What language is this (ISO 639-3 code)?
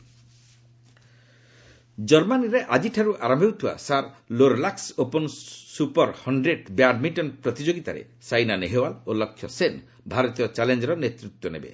ori